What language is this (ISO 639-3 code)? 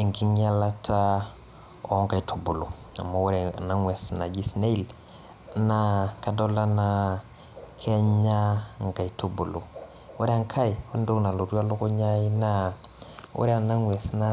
mas